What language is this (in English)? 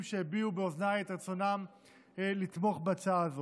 Hebrew